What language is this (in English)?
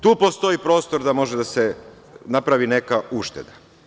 Serbian